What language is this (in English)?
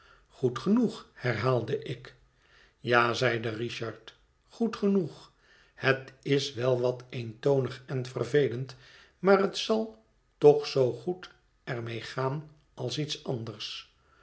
Dutch